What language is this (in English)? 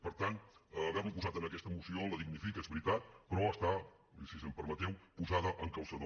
Catalan